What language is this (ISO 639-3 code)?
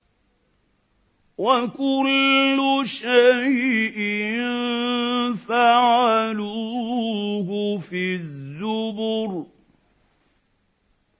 ara